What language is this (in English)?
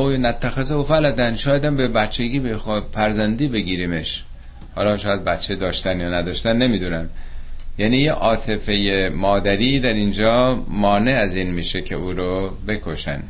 Persian